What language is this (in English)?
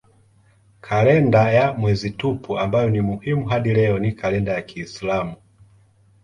Swahili